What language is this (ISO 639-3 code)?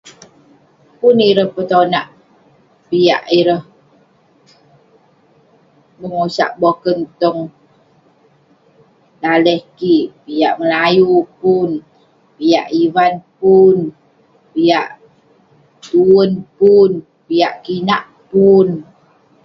pne